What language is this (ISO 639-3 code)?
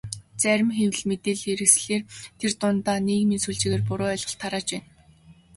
mon